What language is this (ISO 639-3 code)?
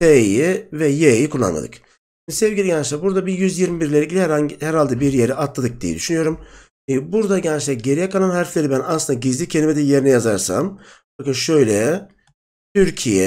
tur